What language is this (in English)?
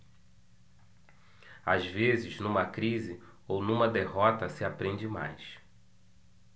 Portuguese